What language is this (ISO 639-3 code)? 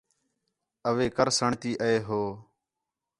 xhe